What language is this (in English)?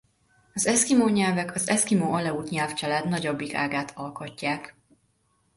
Hungarian